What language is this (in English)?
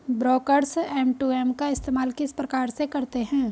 Hindi